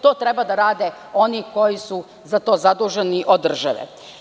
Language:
Serbian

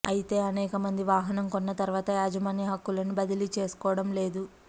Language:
Telugu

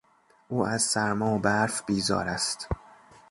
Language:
Persian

